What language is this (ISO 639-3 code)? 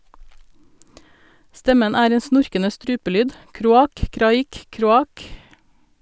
nor